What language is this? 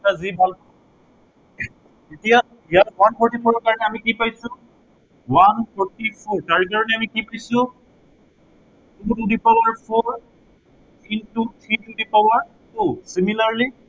Assamese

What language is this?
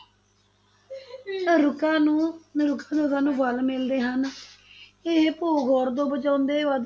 Punjabi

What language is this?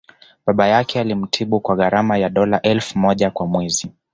Swahili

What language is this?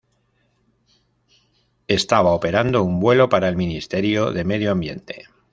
Spanish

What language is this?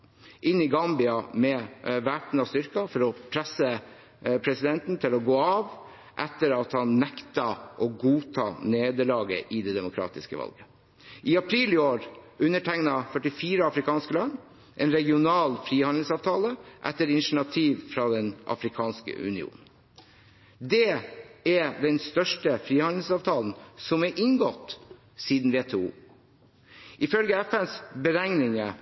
Norwegian Bokmål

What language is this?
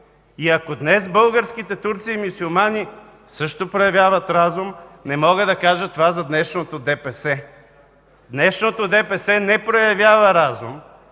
Bulgarian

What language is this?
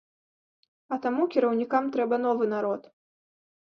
Belarusian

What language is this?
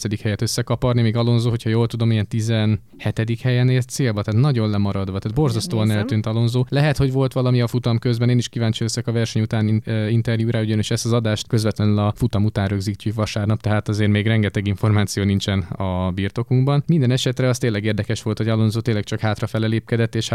Hungarian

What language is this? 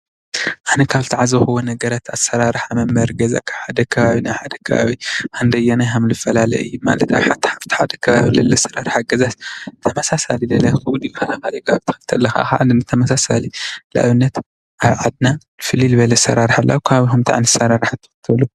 Tigrinya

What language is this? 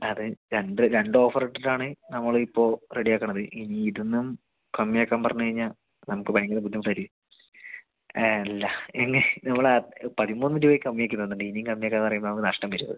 Malayalam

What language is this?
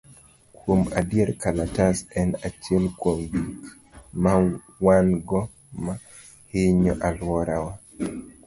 Luo (Kenya and Tanzania)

